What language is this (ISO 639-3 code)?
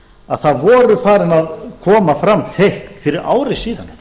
isl